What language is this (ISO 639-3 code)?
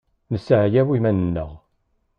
kab